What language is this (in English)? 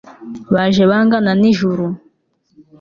Kinyarwanda